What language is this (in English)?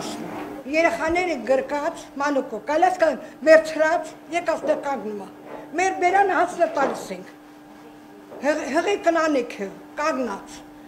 Turkish